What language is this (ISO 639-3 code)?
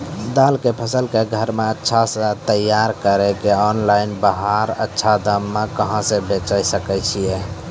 mai